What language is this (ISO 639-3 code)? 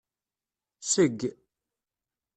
kab